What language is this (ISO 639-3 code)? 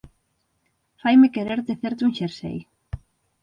glg